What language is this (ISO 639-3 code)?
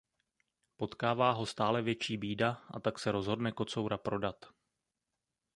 ces